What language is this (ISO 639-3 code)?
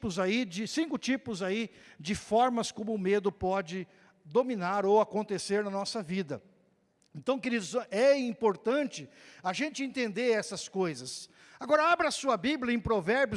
por